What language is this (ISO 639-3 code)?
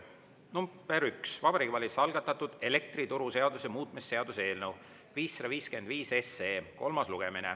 est